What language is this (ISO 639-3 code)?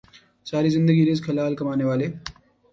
urd